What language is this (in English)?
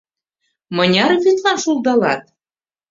Mari